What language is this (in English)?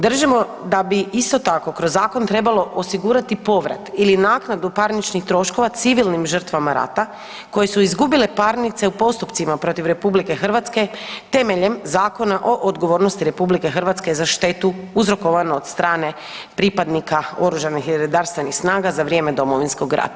Croatian